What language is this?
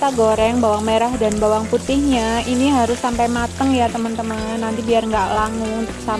Indonesian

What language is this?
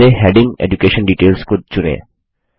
Hindi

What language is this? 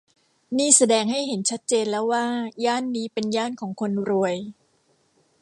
Thai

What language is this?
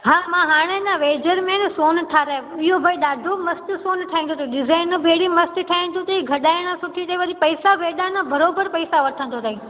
Sindhi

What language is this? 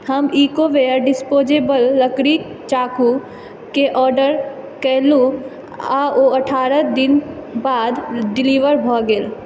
Maithili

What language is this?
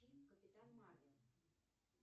Russian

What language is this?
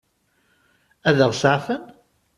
Kabyle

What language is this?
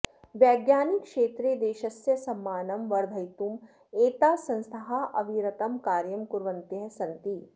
Sanskrit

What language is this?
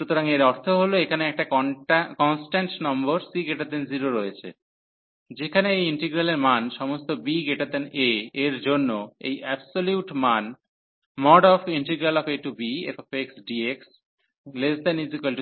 Bangla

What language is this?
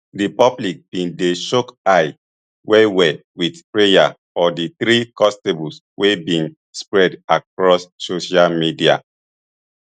Nigerian Pidgin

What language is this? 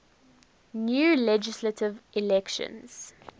English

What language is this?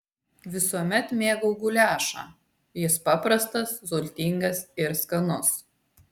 Lithuanian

